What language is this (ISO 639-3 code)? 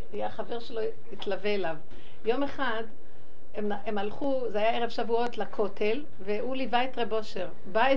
heb